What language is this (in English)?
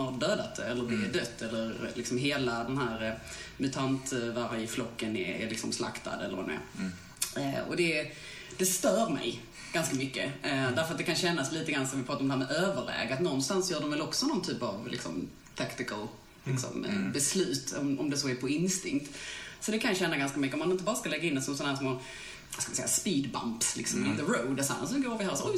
Swedish